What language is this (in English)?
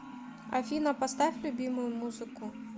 Russian